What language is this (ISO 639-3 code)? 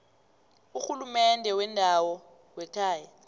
nbl